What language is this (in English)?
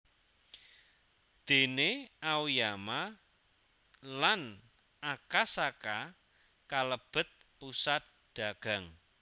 Javanese